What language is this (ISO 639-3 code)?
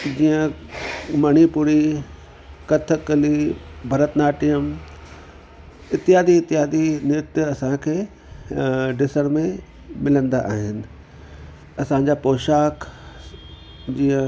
snd